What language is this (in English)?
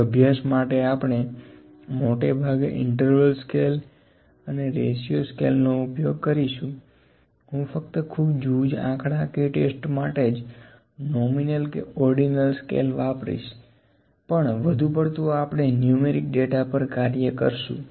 Gujarati